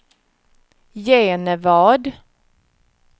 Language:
Swedish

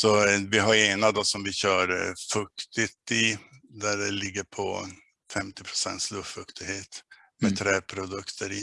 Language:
Swedish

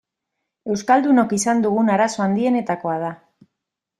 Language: Basque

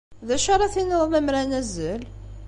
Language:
Kabyle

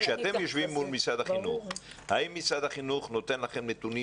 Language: Hebrew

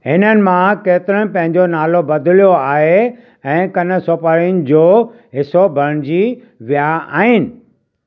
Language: Sindhi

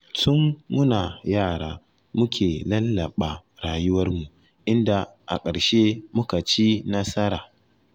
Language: Hausa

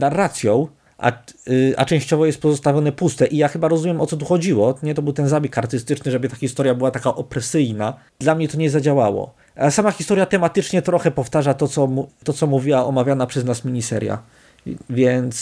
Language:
Polish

